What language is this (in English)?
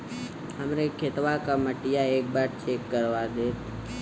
Bhojpuri